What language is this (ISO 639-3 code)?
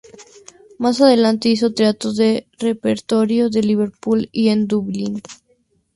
spa